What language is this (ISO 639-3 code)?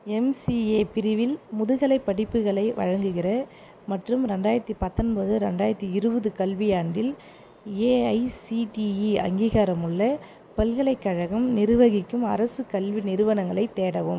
tam